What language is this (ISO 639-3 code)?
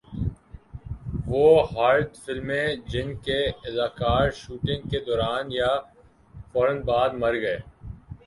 urd